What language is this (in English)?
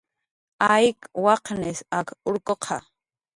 Jaqaru